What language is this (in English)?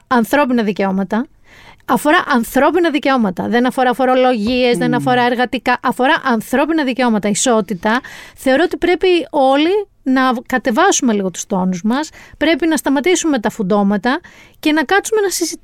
Greek